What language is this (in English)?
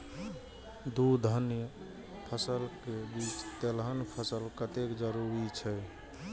Maithili